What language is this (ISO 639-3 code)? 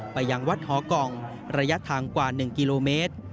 tha